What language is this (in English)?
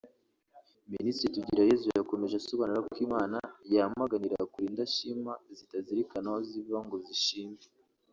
Kinyarwanda